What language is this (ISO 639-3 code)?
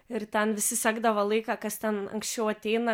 lit